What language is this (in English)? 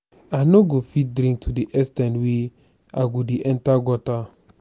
Nigerian Pidgin